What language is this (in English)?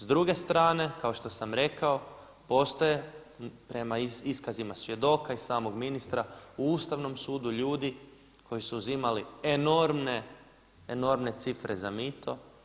Croatian